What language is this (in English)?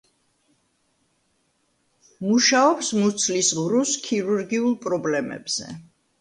Georgian